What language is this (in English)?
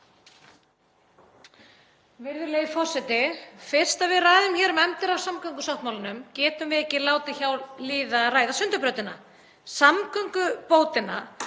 Icelandic